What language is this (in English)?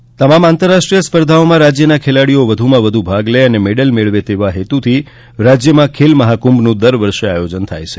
Gujarati